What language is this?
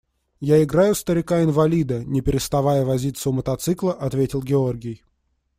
Russian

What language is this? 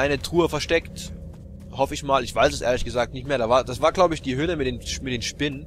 German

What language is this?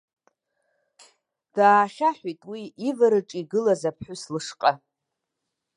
Abkhazian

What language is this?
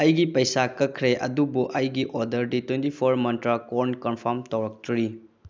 Manipuri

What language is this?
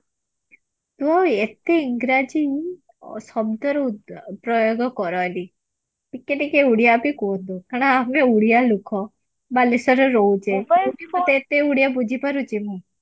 Odia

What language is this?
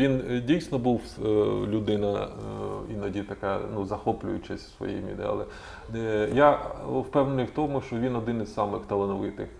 Ukrainian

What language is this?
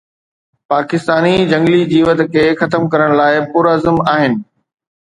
Sindhi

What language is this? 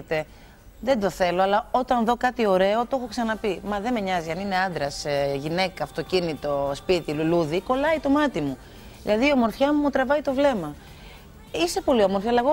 Greek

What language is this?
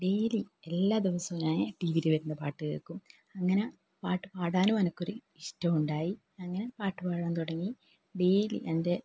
Malayalam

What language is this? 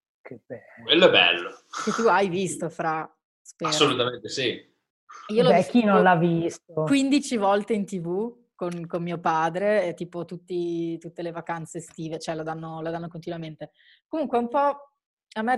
Italian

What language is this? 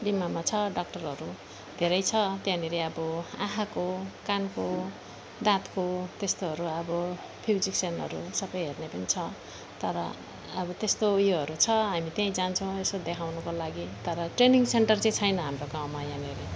Nepali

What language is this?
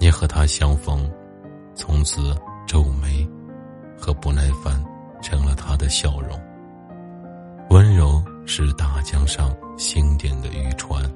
Chinese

